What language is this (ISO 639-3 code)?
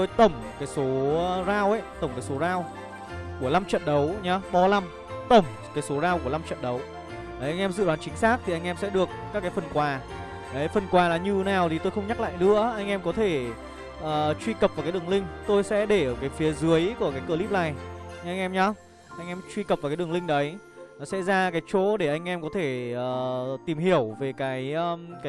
vie